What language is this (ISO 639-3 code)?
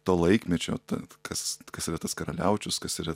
lit